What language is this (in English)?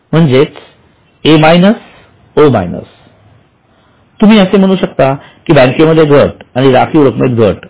Marathi